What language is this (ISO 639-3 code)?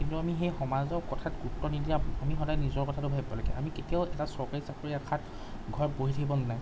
asm